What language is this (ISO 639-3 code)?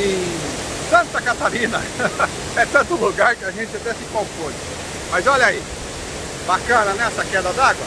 por